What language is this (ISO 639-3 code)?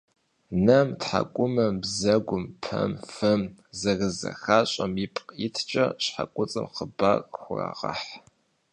kbd